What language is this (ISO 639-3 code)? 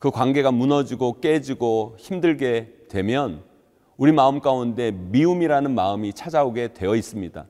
kor